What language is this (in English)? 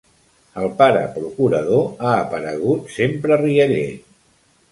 Catalan